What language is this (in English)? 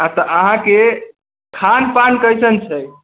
Maithili